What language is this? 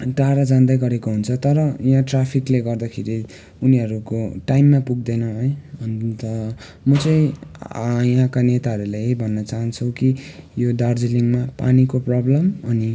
Nepali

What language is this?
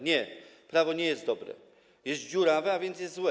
Polish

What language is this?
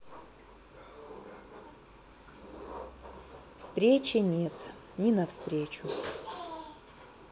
Russian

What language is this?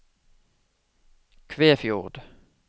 Norwegian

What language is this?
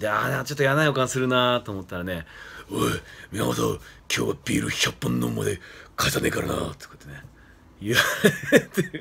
Japanese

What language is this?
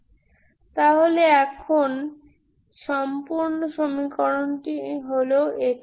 Bangla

